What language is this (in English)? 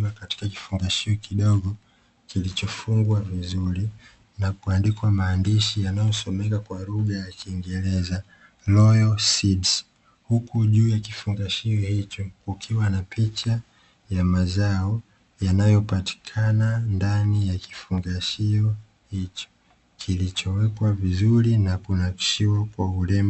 Swahili